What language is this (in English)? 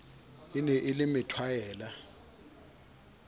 Southern Sotho